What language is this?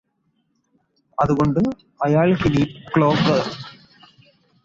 Malayalam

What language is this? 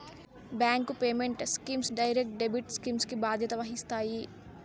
Telugu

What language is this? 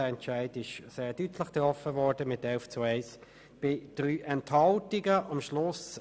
Swiss German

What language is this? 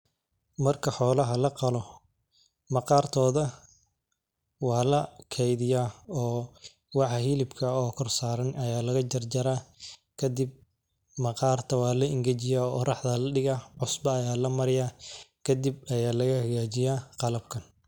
Somali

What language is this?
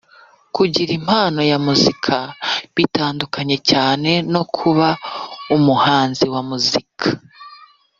Kinyarwanda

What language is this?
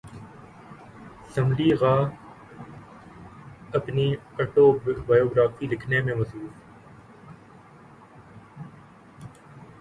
Urdu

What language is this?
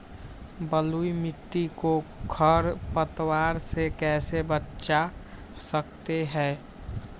Magahi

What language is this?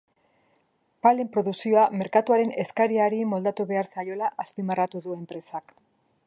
Basque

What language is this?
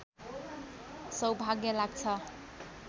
Nepali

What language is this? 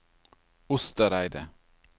Norwegian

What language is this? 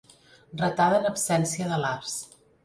Catalan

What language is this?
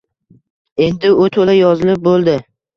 Uzbek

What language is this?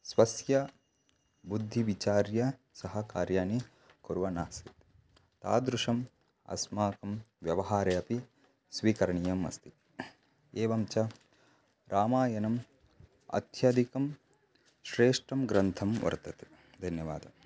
Sanskrit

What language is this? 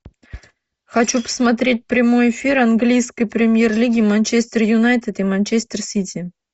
Russian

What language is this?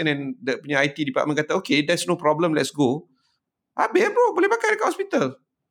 Malay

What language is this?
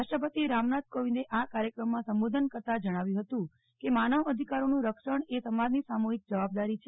Gujarati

